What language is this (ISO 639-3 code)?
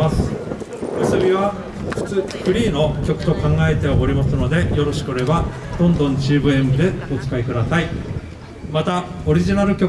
jpn